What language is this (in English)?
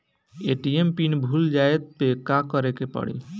Bhojpuri